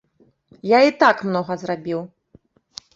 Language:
Belarusian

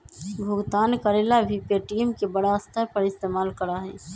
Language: Magahi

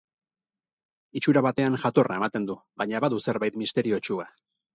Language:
Basque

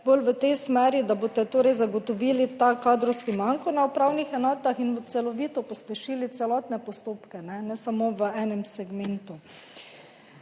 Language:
Slovenian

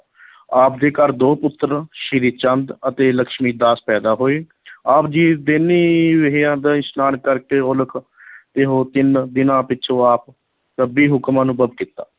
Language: Punjabi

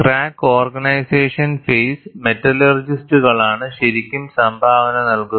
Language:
Malayalam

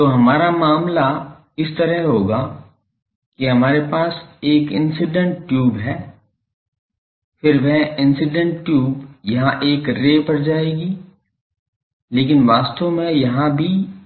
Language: Hindi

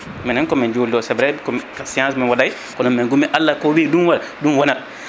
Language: Fula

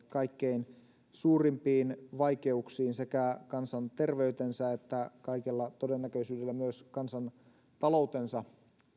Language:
Finnish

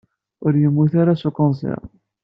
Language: Kabyle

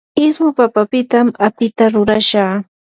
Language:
Yanahuanca Pasco Quechua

